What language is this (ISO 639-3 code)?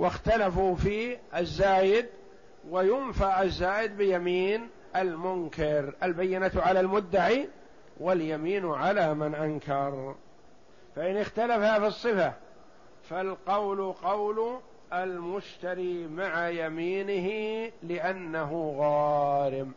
ara